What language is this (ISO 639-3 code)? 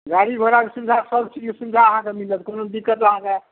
mai